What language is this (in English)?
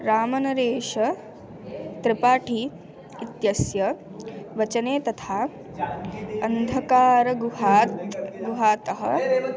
Sanskrit